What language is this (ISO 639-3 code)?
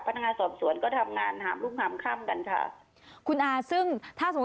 tha